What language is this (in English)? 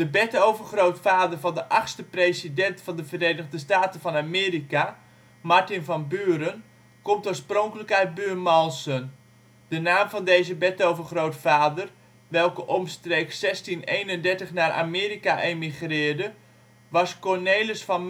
Dutch